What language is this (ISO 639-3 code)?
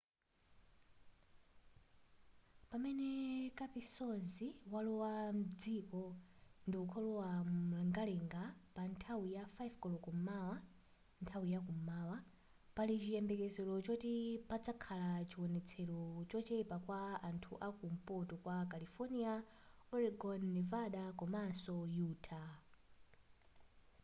nya